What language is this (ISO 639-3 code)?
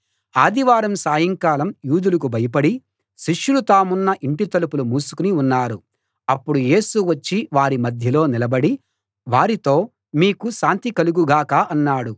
tel